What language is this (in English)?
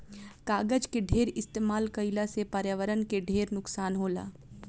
Bhojpuri